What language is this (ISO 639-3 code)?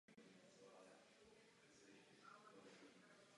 ces